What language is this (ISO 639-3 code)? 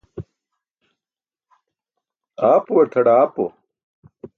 bsk